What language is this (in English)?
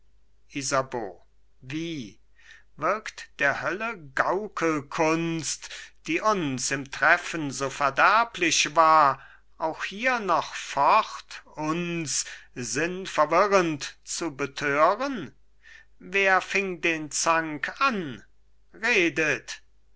German